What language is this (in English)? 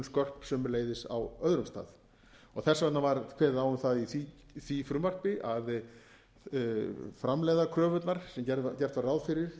Icelandic